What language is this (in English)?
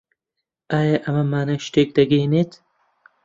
Central Kurdish